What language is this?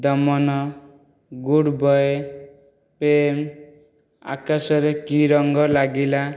Odia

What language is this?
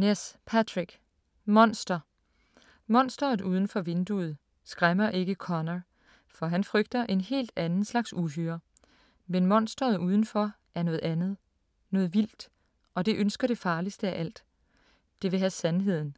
Danish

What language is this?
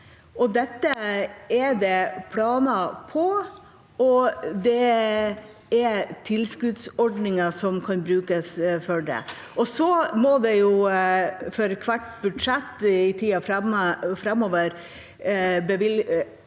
Norwegian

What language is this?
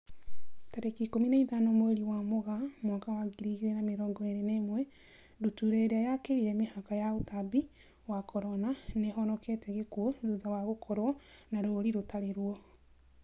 Kikuyu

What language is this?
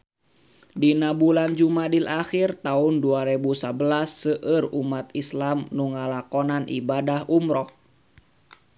Sundanese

